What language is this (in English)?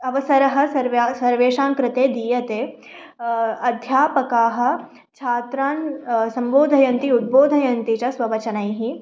Sanskrit